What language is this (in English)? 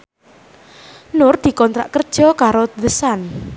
Javanese